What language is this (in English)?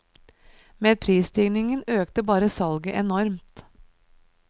Norwegian